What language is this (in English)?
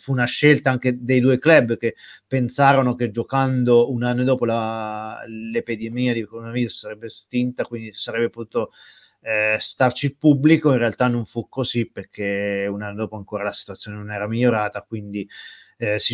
Italian